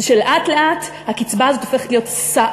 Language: Hebrew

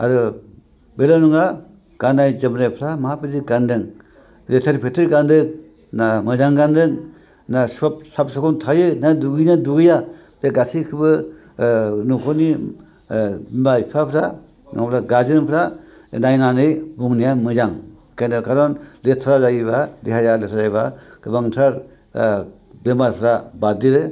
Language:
Bodo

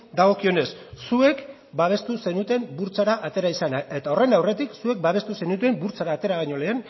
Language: Basque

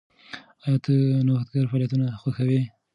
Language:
Pashto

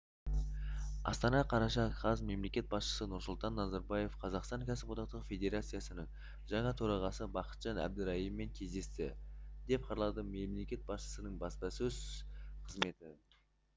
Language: Kazakh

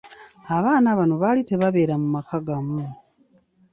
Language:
Ganda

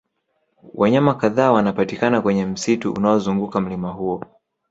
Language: Swahili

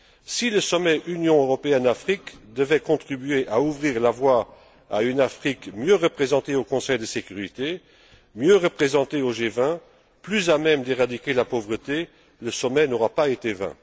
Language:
French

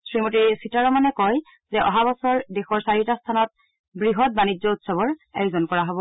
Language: Assamese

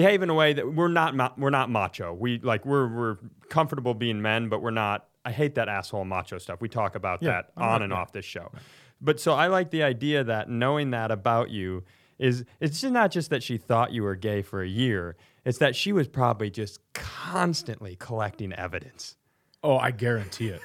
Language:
English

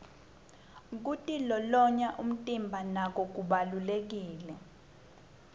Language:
Swati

